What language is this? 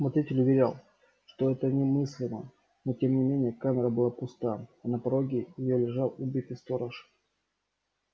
Russian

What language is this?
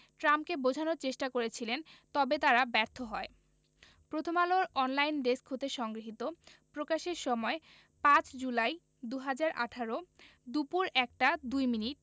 Bangla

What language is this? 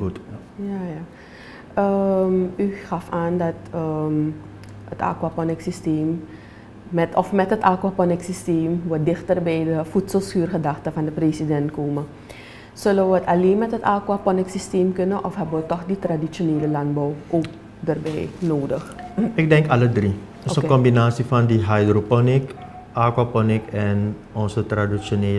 Dutch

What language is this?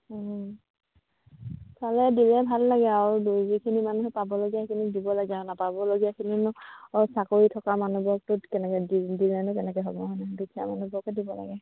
Assamese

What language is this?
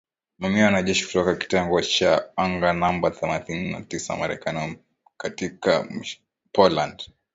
Swahili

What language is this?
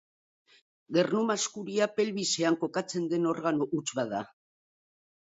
Basque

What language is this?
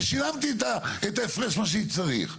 Hebrew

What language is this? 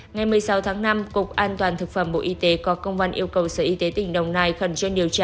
Vietnamese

